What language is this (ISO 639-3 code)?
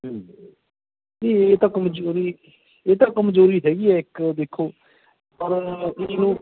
pan